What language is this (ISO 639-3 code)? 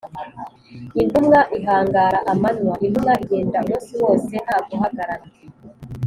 kin